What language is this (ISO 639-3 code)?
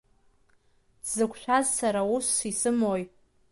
abk